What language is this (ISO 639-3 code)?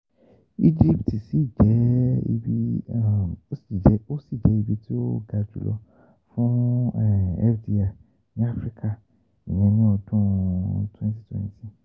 yor